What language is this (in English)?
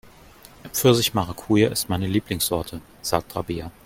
German